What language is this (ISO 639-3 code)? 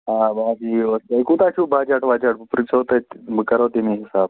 kas